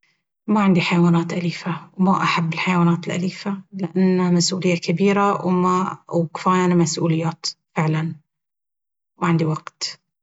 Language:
Baharna Arabic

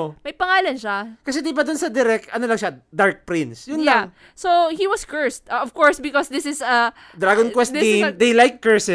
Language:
Filipino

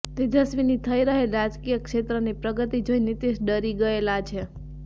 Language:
Gujarati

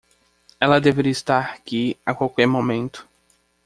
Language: Portuguese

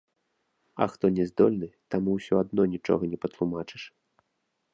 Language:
Belarusian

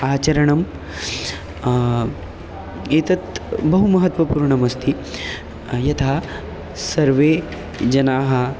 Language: Sanskrit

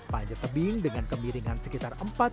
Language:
Indonesian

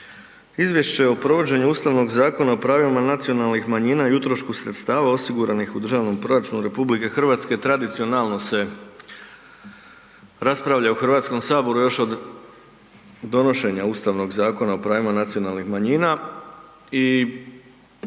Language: Croatian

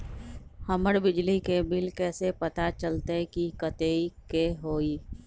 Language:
Magahi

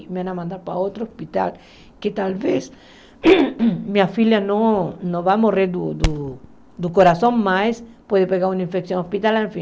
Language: Portuguese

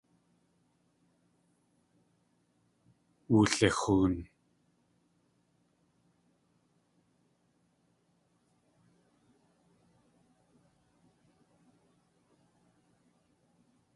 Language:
Tlingit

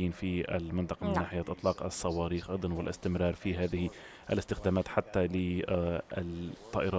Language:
Arabic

